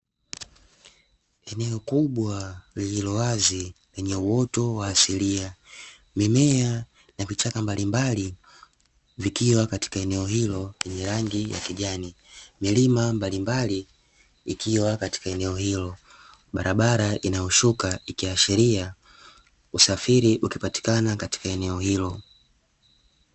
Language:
Swahili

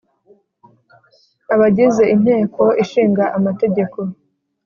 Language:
Kinyarwanda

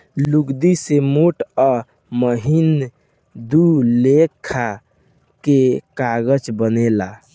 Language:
Bhojpuri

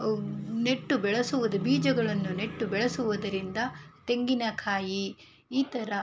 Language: Kannada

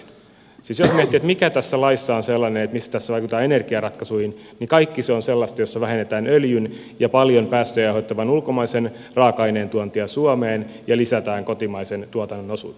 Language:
Finnish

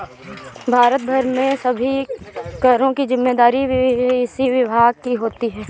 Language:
Hindi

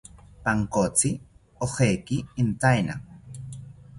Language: South Ucayali Ashéninka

